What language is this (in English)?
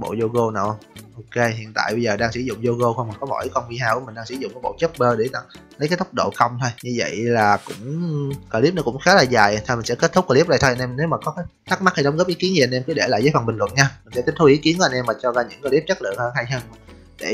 Vietnamese